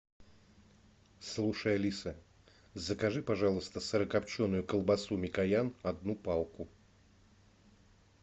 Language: Russian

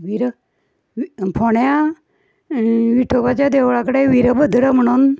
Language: Konkani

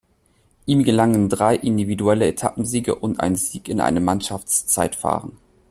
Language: German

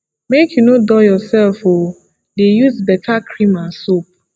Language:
Nigerian Pidgin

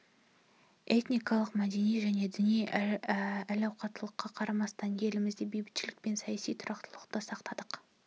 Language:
Kazakh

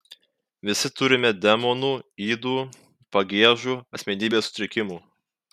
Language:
Lithuanian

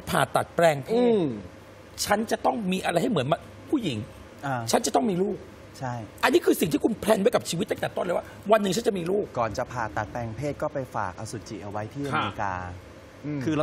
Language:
Thai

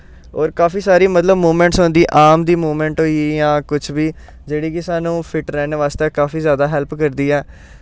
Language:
Dogri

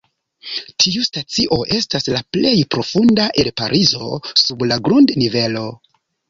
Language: Esperanto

